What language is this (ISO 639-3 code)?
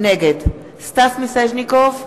heb